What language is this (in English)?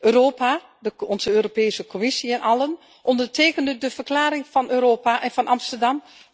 Dutch